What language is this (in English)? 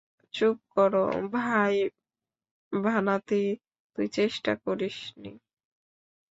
Bangla